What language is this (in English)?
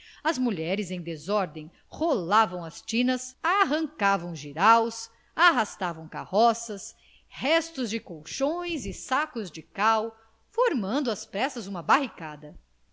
Portuguese